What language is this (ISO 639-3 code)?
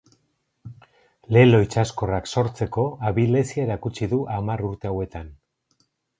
eus